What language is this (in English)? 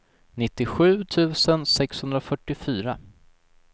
Swedish